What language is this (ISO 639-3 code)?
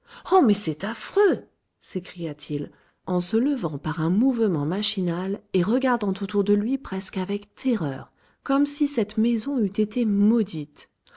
fra